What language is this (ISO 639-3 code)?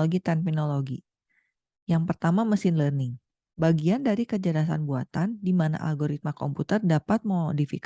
ind